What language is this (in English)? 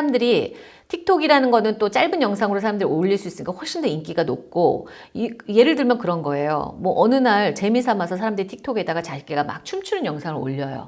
Korean